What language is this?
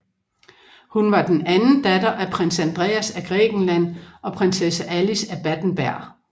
Danish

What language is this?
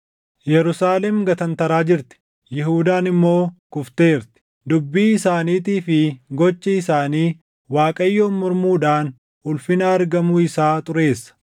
Oromo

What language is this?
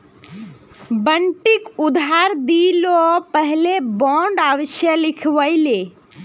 Magahi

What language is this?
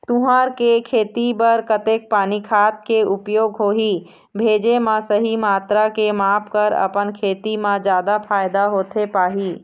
Chhattisgarhi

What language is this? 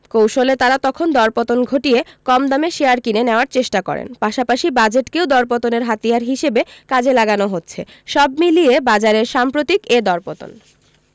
Bangla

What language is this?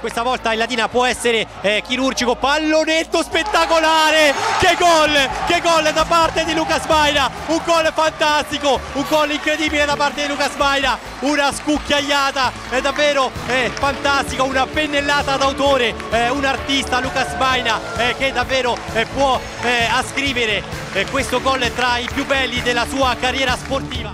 Italian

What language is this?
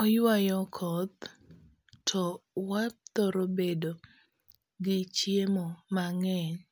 Luo (Kenya and Tanzania)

